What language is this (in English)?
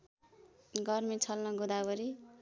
Nepali